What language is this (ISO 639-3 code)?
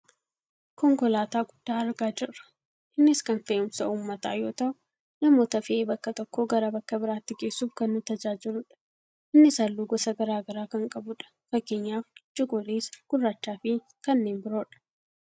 orm